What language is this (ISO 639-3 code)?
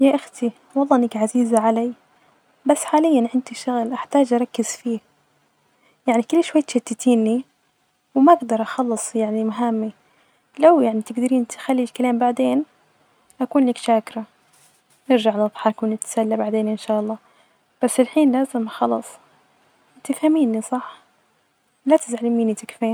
ars